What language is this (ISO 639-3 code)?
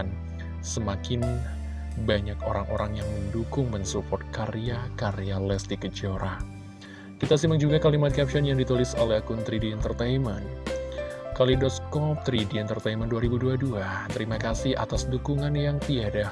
ind